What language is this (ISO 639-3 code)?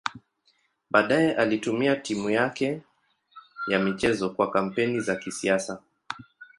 swa